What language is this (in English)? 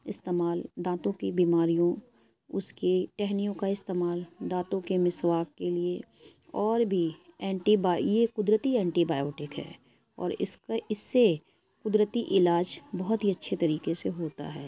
Urdu